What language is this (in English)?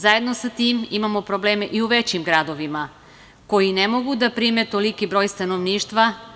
Serbian